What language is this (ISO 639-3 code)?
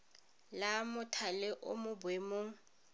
tsn